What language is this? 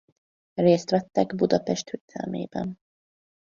Hungarian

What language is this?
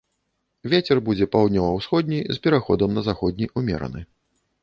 Belarusian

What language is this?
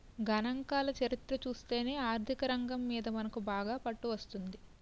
Telugu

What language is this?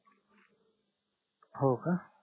Marathi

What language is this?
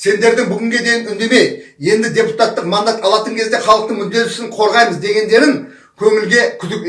Turkish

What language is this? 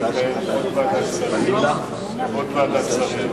Hebrew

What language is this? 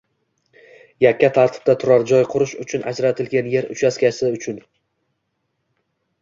Uzbek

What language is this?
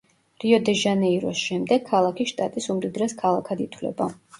Georgian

